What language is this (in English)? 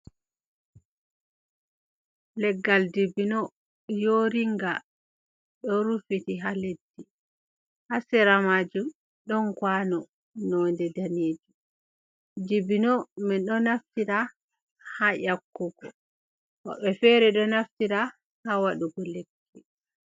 Fula